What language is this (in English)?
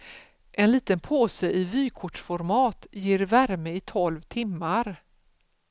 Swedish